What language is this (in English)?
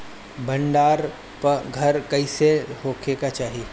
Bhojpuri